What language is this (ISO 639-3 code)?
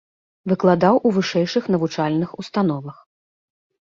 bel